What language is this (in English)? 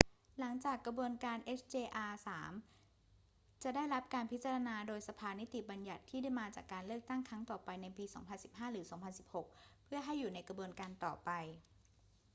Thai